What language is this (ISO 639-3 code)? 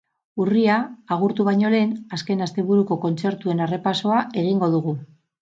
eus